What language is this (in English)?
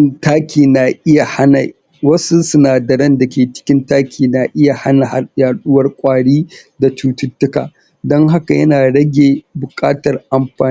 Hausa